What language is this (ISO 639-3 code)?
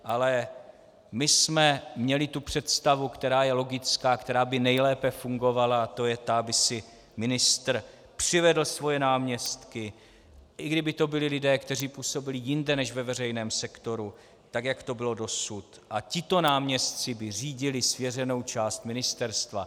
ces